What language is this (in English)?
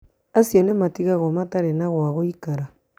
Kikuyu